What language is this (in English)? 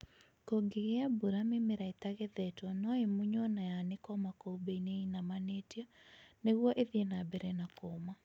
Kikuyu